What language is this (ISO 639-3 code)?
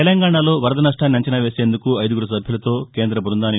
tel